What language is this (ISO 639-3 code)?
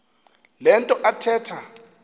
xho